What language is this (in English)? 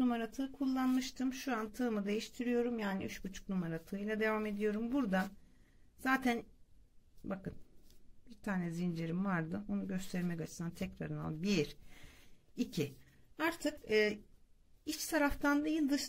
Turkish